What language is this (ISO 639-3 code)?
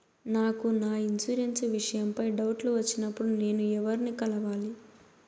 tel